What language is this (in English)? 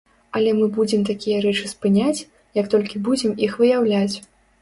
Belarusian